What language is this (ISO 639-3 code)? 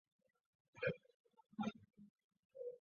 zho